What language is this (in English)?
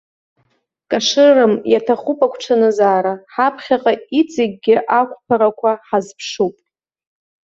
Abkhazian